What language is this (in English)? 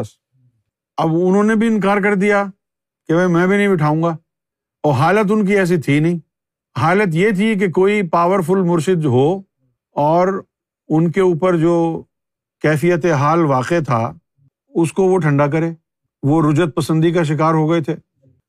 Urdu